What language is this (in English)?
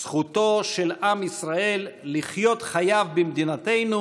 Hebrew